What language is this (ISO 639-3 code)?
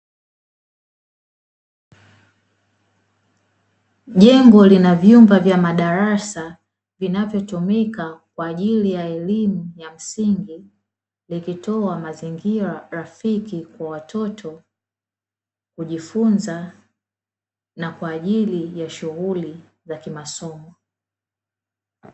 swa